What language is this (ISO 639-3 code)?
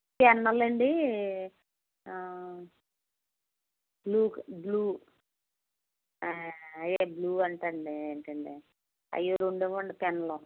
tel